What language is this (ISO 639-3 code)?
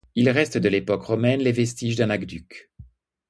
fra